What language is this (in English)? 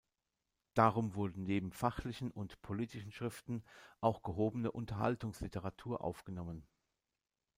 German